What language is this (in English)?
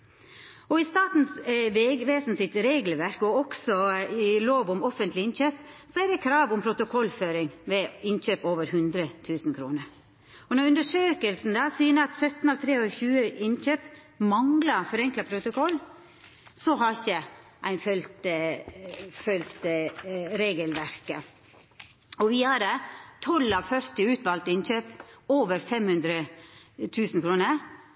Norwegian Nynorsk